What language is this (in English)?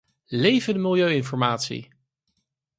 Dutch